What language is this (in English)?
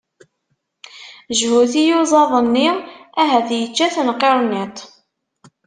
Kabyle